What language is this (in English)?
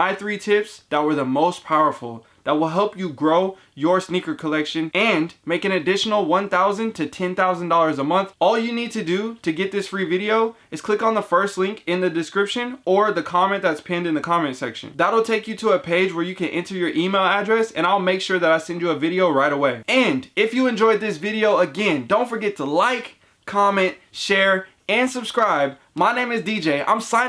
English